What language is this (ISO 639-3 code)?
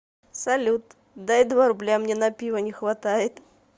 rus